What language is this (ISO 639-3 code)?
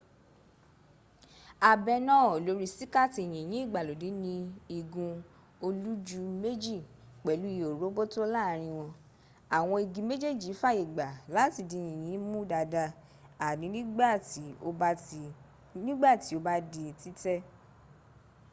yor